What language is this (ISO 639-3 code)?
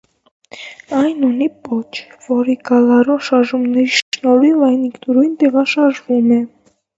hye